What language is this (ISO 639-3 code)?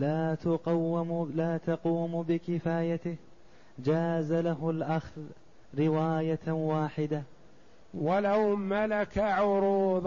ara